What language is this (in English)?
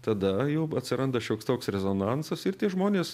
Lithuanian